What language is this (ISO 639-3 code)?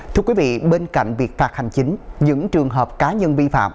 vie